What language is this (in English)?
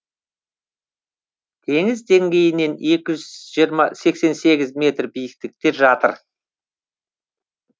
Kazakh